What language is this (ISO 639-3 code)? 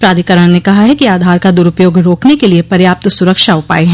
hin